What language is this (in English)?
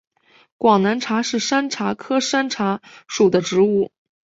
Chinese